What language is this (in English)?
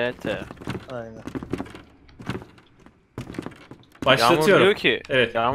Turkish